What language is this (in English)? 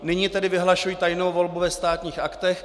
Czech